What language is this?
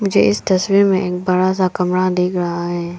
Hindi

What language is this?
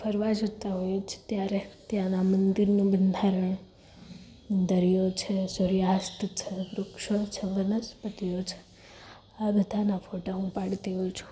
Gujarati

